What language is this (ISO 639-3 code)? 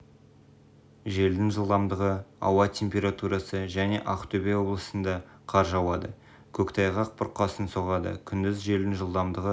kaz